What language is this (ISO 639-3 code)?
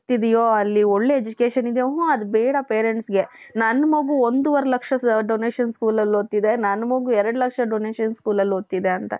kan